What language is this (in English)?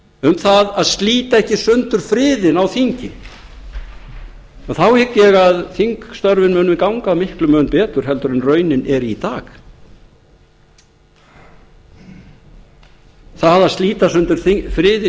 Icelandic